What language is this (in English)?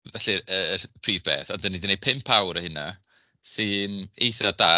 Welsh